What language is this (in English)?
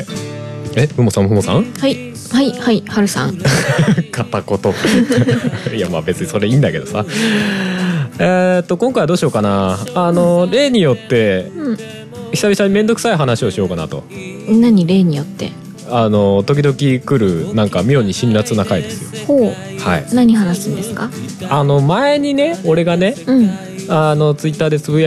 Japanese